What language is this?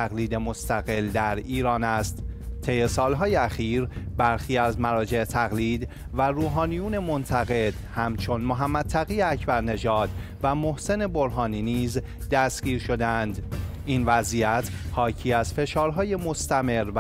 Persian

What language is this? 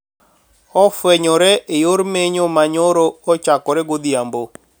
Luo (Kenya and Tanzania)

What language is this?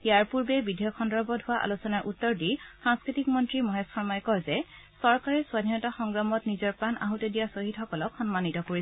Assamese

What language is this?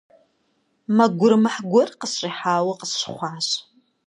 Kabardian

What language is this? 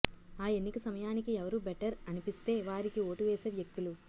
Telugu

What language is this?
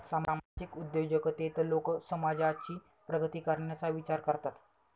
Marathi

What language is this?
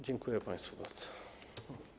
Polish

